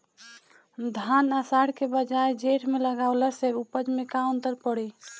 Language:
Bhojpuri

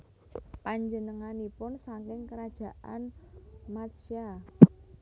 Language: Javanese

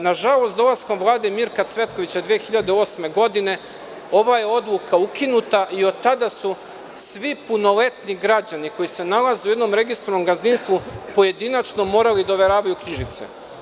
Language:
Serbian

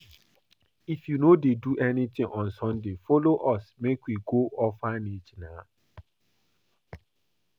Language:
Nigerian Pidgin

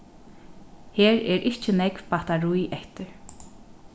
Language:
Faroese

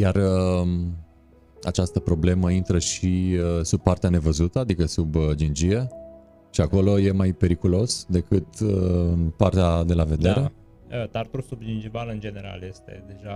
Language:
Romanian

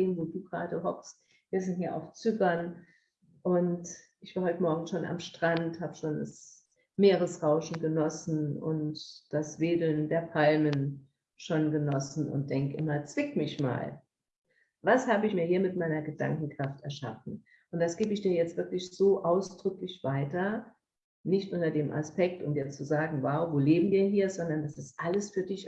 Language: German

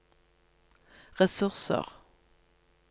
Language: Norwegian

